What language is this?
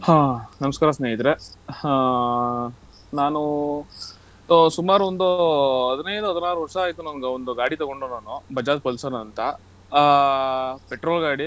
Kannada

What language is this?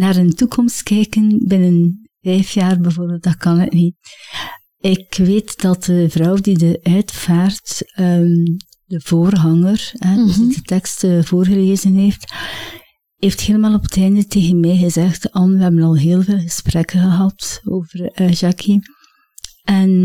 Dutch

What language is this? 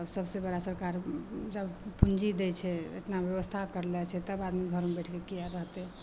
Maithili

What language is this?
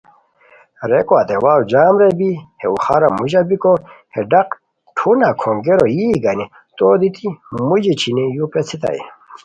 Khowar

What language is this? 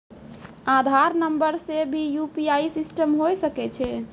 Maithili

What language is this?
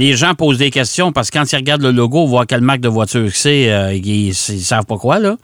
French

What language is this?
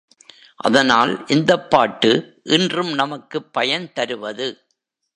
Tamil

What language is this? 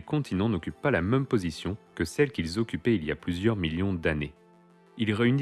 French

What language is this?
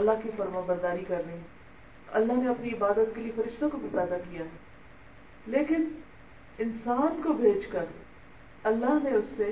Urdu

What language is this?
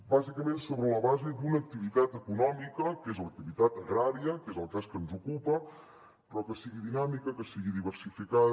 Catalan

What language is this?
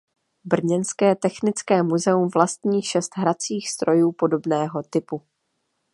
Czech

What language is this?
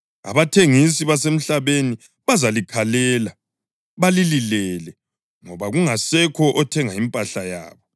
North Ndebele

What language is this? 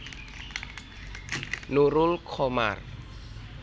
Javanese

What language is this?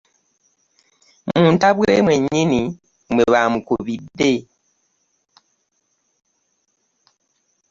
Ganda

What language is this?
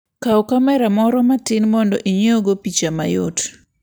Luo (Kenya and Tanzania)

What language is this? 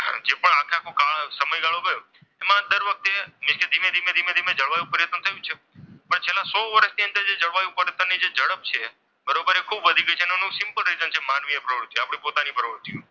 Gujarati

